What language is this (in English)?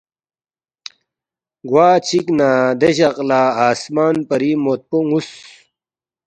Balti